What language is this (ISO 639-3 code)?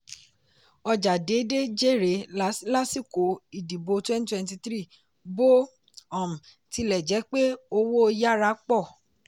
yor